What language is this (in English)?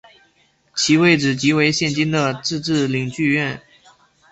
Chinese